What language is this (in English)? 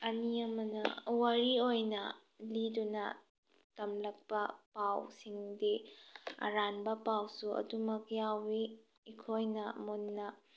Manipuri